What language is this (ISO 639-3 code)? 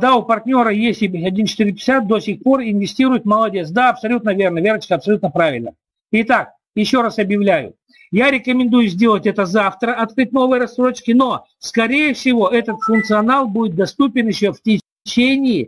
rus